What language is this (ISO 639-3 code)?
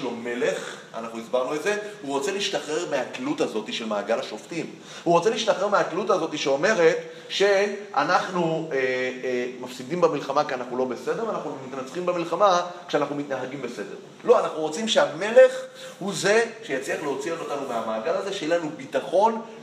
heb